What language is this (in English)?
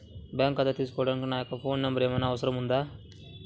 Telugu